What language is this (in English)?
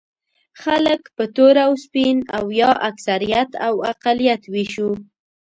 Pashto